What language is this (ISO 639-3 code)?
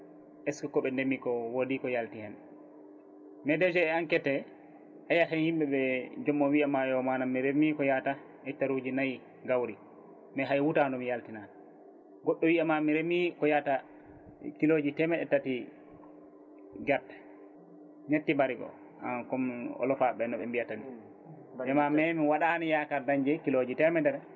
ful